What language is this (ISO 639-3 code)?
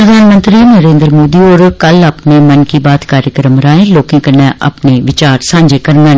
doi